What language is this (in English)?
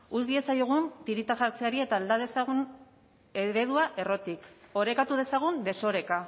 Basque